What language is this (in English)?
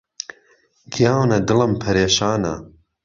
Central Kurdish